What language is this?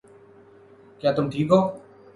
Urdu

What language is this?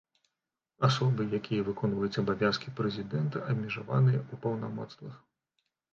Belarusian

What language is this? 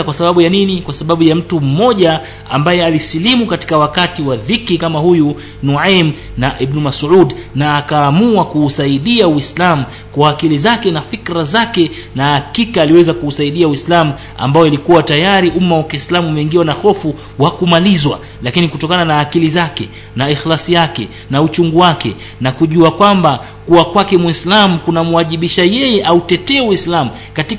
Swahili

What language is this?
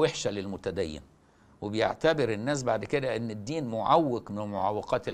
Arabic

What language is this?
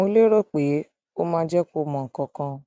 Yoruba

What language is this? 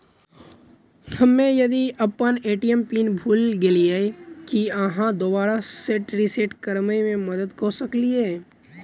Maithili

